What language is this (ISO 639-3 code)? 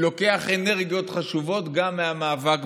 heb